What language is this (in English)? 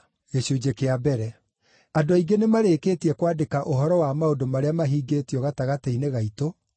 Kikuyu